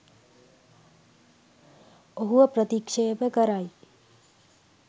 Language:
Sinhala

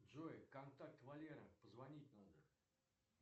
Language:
Russian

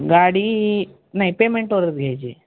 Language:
Marathi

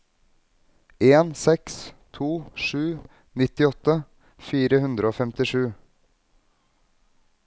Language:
Norwegian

